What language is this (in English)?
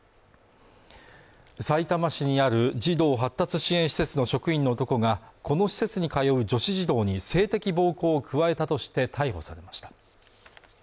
Japanese